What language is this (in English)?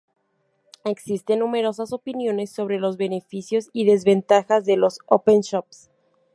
Spanish